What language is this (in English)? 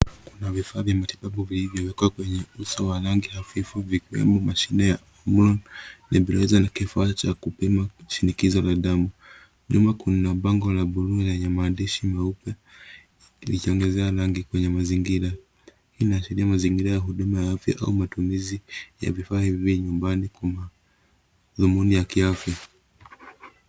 Swahili